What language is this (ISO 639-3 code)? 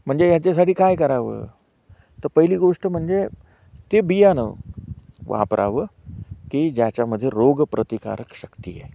mar